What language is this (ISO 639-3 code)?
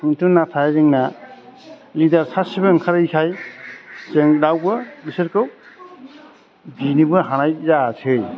brx